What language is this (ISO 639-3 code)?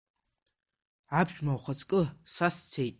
abk